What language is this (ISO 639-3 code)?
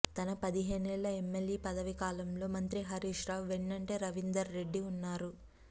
tel